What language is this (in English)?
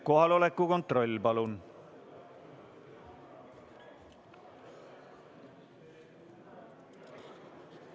Estonian